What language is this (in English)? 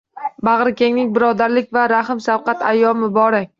Uzbek